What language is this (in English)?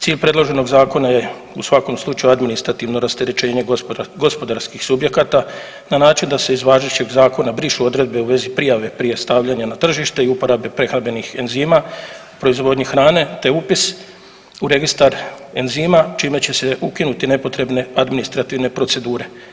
Croatian